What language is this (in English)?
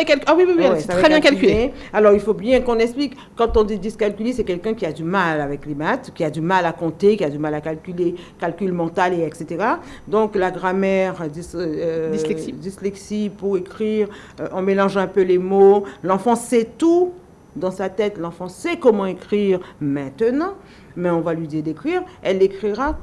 French